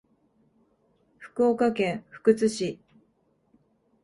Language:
Japanese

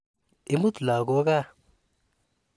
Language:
Kalenjin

